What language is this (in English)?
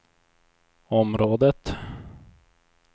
Swedish